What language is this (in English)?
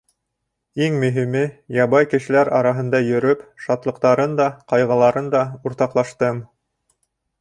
Bashkir